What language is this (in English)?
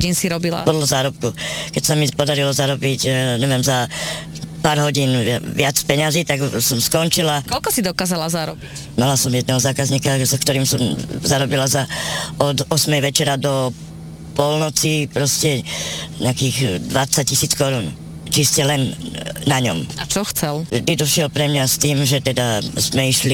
Slovak